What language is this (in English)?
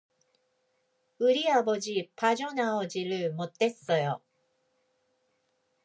Korean